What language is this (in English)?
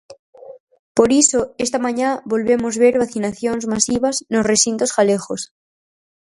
Galician